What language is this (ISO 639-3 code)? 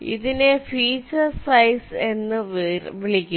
mal